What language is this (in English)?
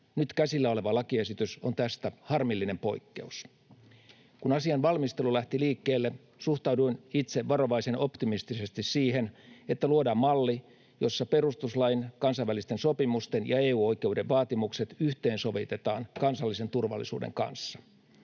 Finnish